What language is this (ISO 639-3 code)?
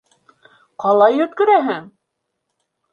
bak